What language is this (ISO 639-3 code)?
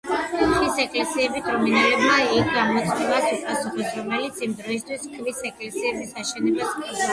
kat